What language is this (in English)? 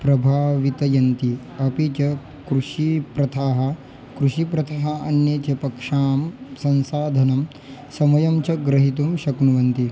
Sanskrit